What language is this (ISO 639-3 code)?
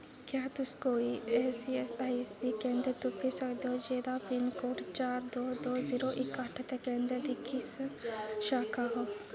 doi